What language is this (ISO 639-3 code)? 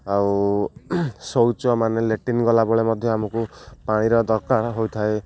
ori